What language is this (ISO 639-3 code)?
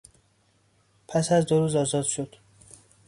fas